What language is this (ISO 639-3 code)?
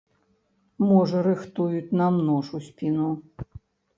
bel